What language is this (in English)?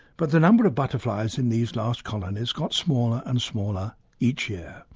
English